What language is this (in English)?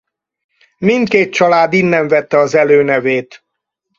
Hungarian